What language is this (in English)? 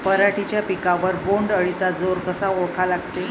Marathi